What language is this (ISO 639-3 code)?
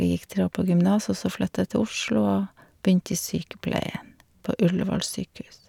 nor